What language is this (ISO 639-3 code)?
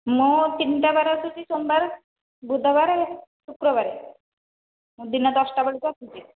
ori